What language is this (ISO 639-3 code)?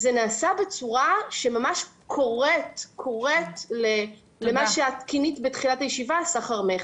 heb